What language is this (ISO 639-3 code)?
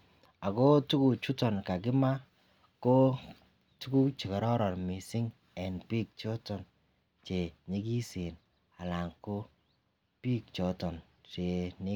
kln